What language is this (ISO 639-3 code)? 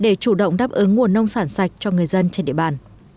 vie